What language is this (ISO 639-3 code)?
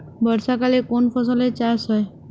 ben